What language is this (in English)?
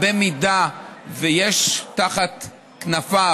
Hebrew